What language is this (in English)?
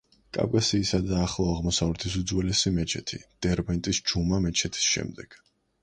Georgian